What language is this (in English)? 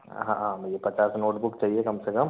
Hindi